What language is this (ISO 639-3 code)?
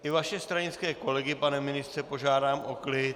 ces